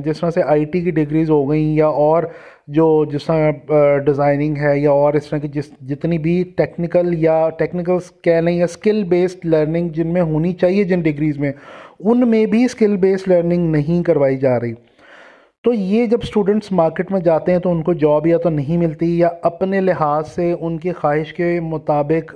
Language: Urdu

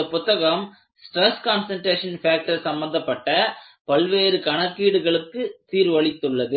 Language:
Tamil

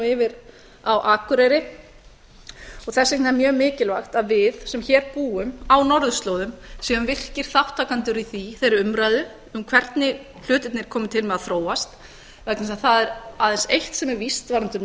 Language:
Icelandic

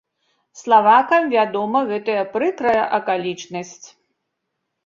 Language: Belarusian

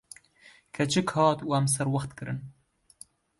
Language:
Kurdish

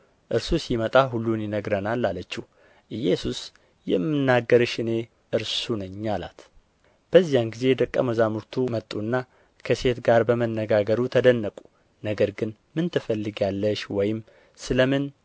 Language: Amharic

